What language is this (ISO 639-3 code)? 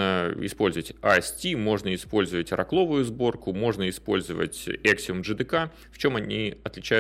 rus